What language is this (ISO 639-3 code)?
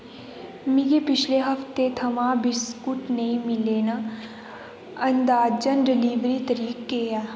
doi